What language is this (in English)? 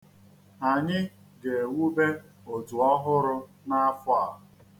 Igbo